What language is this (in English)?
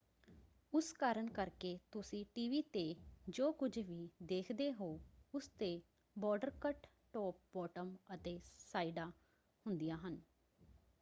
Punjabi